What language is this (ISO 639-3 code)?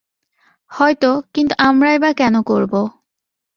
ben